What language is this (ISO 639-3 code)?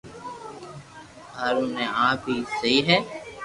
lrk